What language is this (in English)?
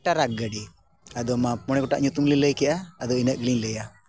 Santali